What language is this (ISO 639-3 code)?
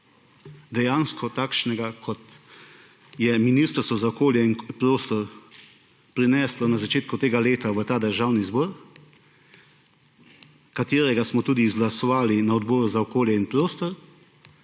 slv